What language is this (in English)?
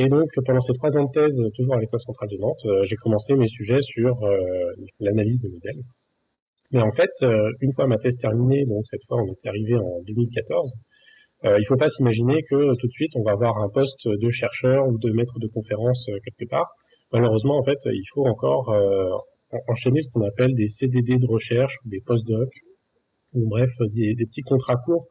French